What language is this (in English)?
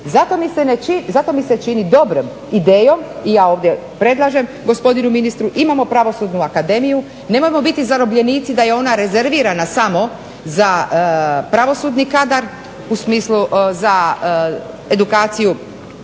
Croatian